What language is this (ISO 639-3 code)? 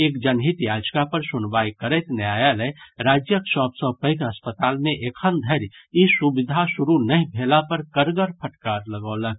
mai